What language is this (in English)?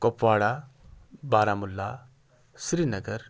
Urdu